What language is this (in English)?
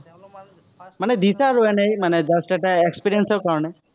Assamese